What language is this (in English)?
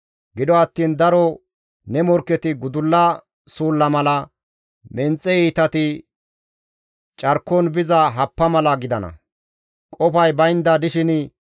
Gamo